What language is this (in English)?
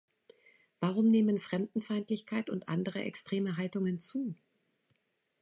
German